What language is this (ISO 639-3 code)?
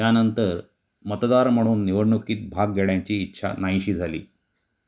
mar